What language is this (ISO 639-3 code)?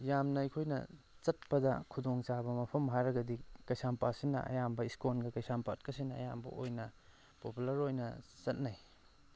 mni